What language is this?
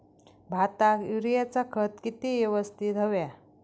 Marathi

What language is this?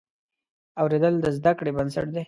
Pashto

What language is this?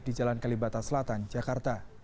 Indonesian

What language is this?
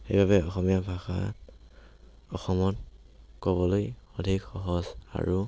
Assamese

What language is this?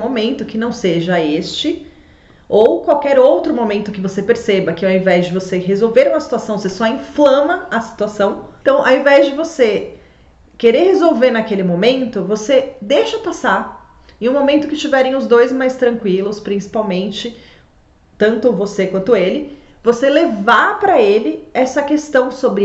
Portuguese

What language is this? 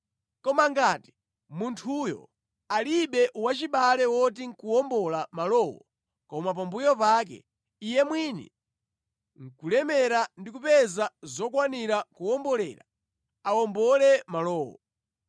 Nyanja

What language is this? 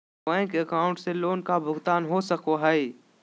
Magahi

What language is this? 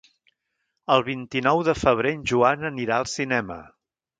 Catalan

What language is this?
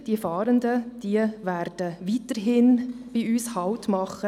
Swiss German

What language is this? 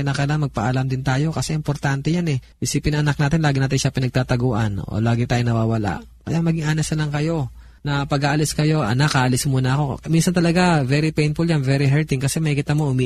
Filipino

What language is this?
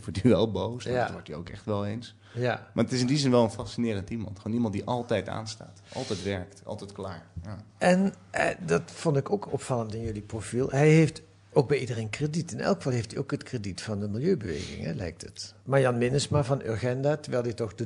Dutch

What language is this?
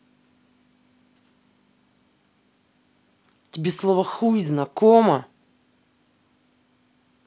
Russian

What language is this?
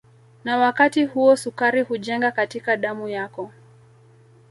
Swahili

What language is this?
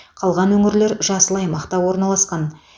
Kazakh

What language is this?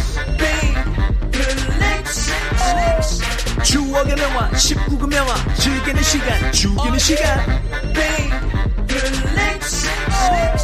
Korean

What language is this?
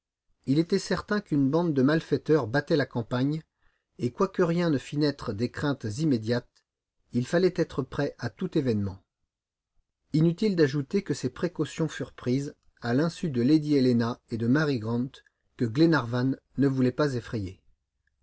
French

